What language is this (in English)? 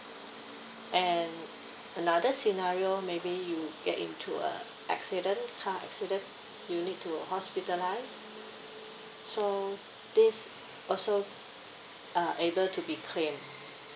English